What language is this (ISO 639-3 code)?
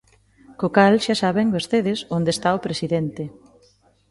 glg